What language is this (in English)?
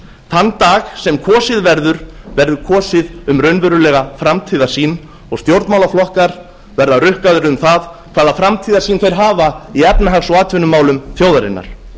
Icelandic